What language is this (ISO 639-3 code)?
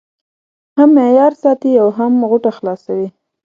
pus